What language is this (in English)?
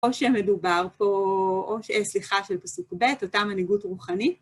Hebrew